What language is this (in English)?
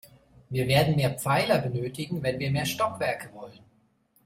German